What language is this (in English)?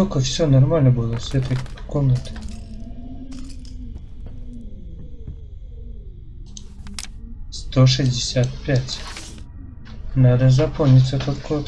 Russian